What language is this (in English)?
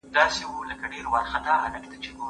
Pashto